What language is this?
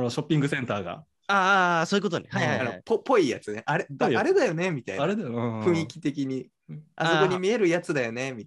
Japanese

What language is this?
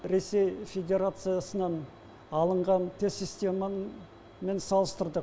Kazakh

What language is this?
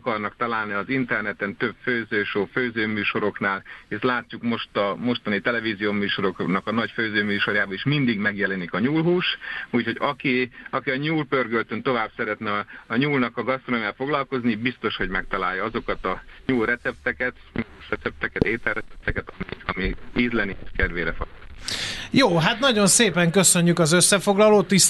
Hungarian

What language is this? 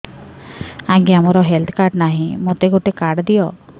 Odia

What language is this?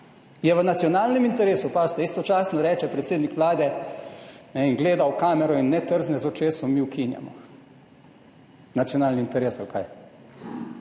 Slovenian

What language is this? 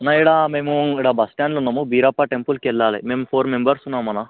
Telugu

